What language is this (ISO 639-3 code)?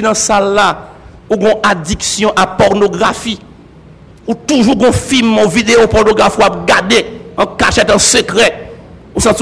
fra